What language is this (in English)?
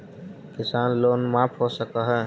Magahi